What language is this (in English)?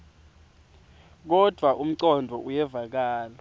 Swati